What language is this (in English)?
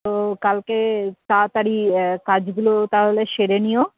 Bangla